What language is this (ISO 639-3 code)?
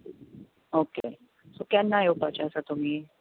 kok